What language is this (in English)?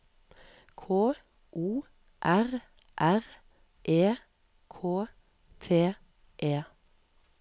Norwegian